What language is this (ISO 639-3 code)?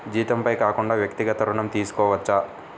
tel